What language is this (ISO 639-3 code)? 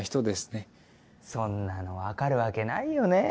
jpn